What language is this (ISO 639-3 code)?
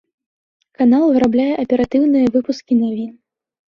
bel